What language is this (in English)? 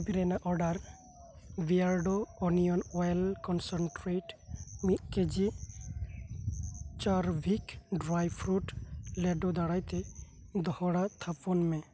Santali